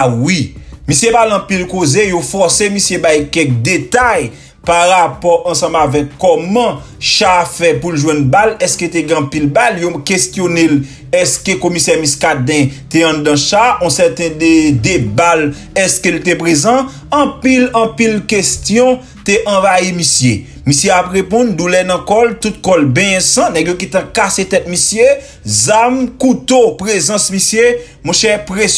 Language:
French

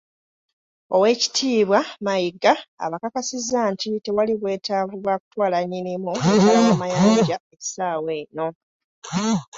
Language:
Ganda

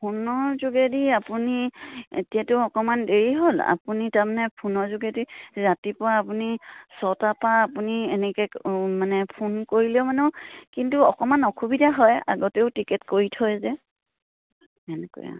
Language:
Assamese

